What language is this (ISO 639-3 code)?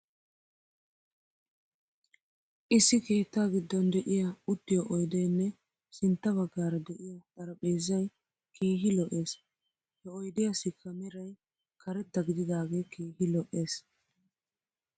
wal